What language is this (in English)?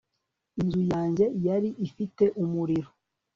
Kinyarwanda